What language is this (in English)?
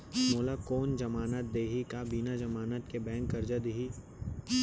Chhattisgarhi